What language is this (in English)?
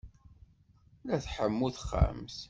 Kabyle